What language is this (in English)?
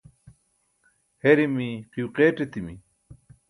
Burushaski